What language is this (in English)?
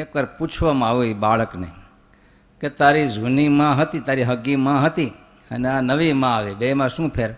Gujarati